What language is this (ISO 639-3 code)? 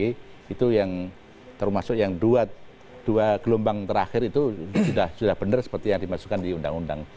ind